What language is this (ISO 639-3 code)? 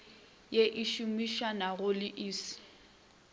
nso